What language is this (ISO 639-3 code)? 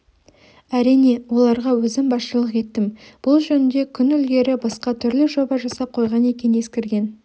kaz